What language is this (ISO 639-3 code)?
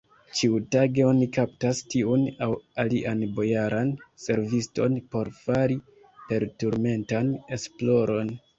epo